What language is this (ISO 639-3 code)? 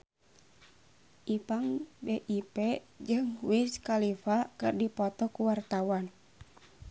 sun